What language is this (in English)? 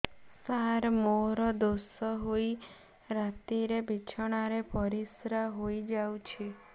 Odia